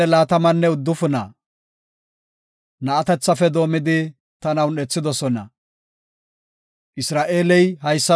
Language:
Gofa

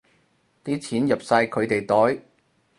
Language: Cantonese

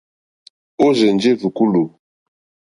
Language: Mokpwe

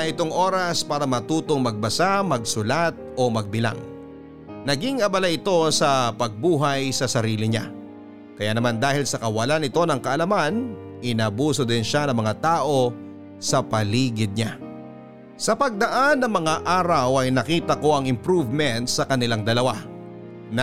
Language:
Filipino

